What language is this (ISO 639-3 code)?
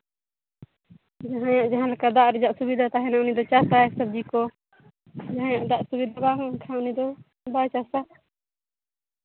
sat